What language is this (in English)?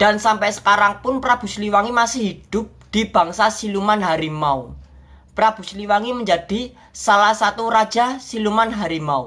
Indonesian